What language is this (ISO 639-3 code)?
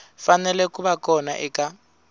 tso